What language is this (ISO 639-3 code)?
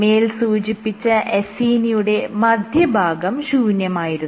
mal